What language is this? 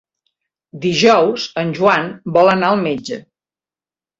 Catalan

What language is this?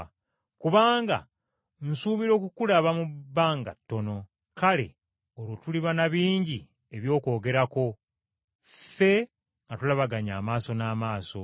Ganda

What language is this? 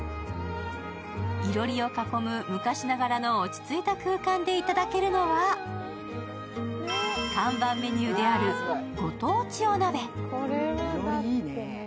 Japanese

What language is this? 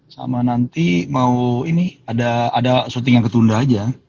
Indonesian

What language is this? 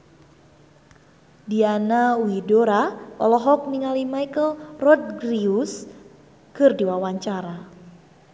Sundanese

